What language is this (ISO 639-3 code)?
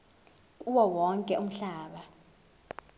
zul